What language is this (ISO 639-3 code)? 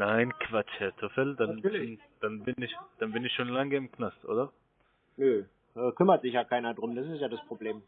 deu